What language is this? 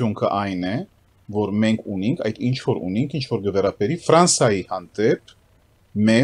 Romanian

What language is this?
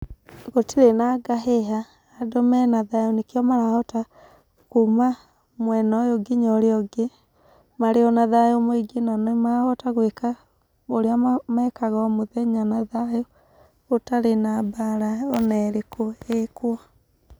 Kikuyu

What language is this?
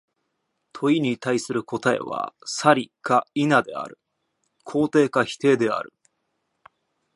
Japanese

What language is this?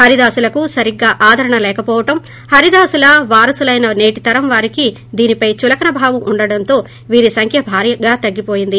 Telugu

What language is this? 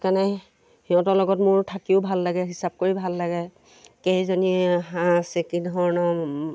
Assamese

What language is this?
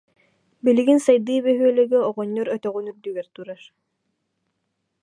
Yakut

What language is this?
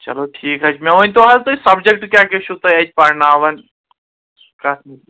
Kashmiri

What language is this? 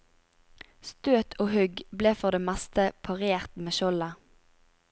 Norwegian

